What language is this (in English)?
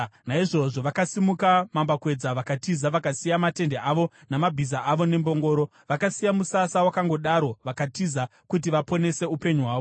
Shona